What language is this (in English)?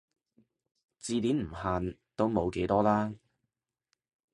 Cantonese